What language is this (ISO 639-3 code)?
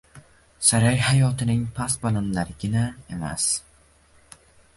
uzb